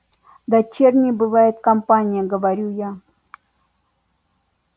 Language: Russian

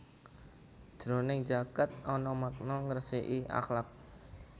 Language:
Javanese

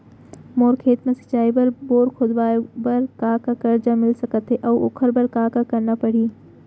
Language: Chhattisgarhi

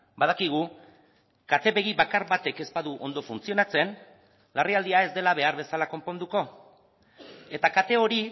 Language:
Basque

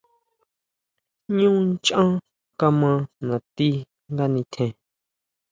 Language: Huautla Mazatec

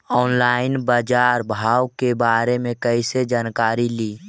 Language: Magahi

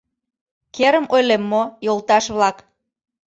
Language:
Mari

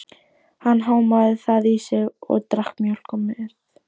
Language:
Icelandic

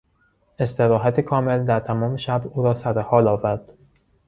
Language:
Persian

